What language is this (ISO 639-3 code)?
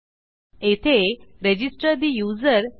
mar